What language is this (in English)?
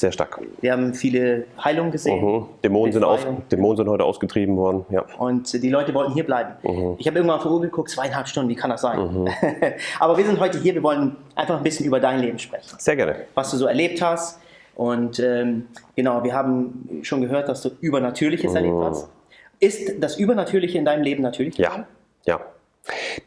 German